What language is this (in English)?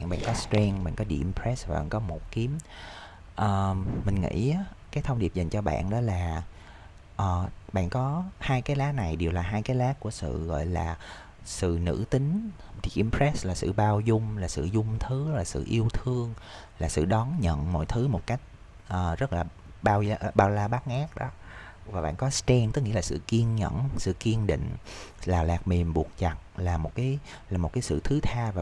Vietnamese